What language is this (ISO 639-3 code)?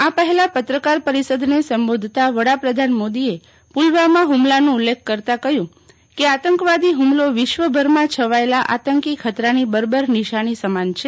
guj